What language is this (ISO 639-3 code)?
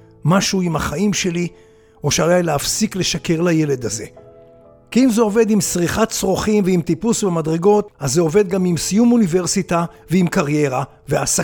heb